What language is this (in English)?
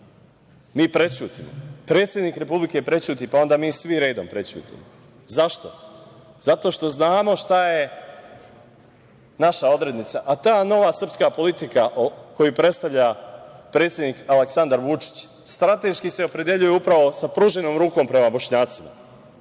Serbian